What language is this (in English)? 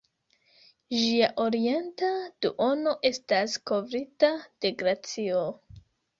Esperanto